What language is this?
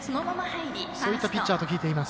Japanese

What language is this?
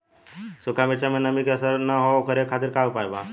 Bhojpuri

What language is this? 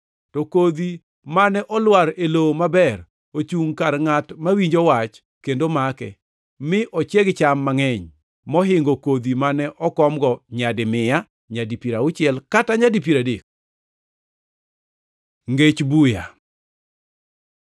Luo (Kenya and Tanzania)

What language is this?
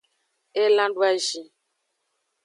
Aja (Benin)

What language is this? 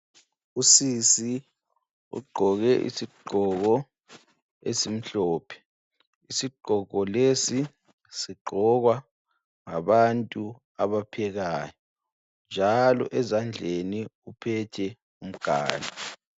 North Ndebele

